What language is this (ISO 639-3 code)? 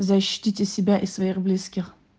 rus